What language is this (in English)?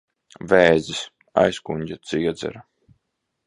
Latvian